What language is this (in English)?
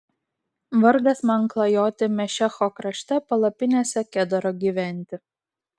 Lithuanian